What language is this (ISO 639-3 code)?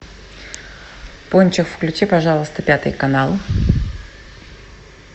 rus